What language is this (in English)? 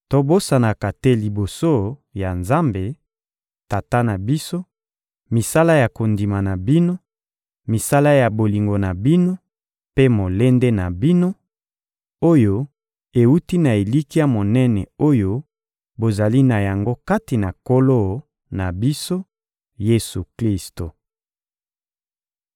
Lingala